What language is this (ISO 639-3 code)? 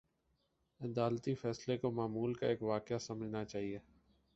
urd